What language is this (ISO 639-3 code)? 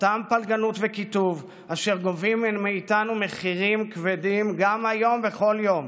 heb